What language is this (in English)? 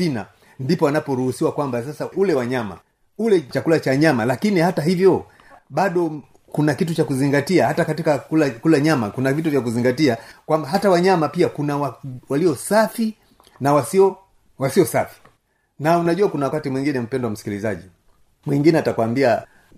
Swahili